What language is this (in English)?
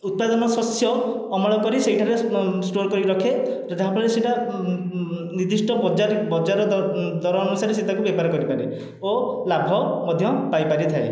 Odia